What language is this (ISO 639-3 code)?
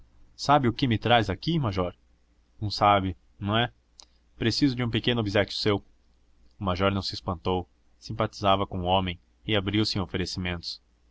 por